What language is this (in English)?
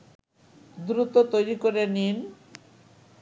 Bangla